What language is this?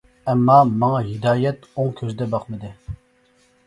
Uyghur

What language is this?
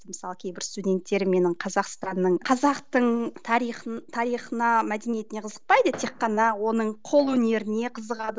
Kazakh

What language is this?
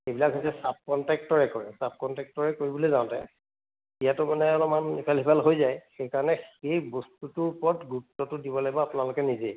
Assamese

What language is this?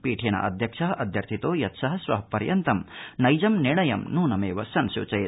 Sanskrit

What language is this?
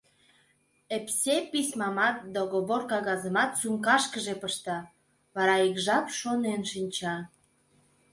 Mari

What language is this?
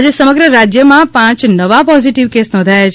Gujarati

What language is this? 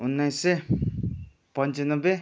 Nepali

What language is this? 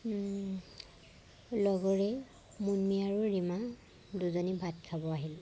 Assamese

